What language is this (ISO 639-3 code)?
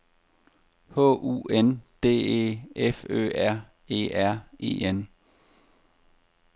dan